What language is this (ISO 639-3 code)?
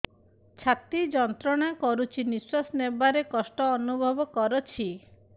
ori